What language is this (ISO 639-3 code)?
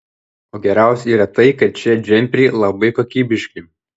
lit